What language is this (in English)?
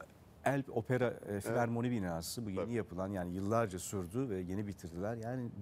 Turkish